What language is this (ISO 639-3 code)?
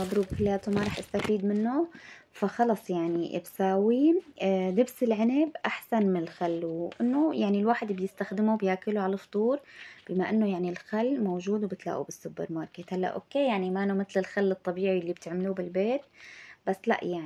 ara